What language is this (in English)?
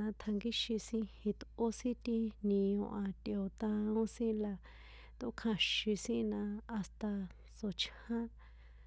San Juan Atzingo Popoloca